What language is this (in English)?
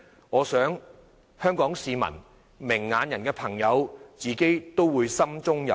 Cantonese